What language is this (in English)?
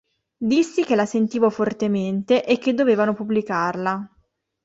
Italian